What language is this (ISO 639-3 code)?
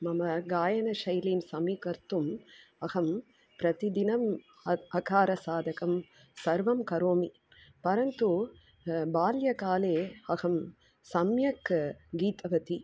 san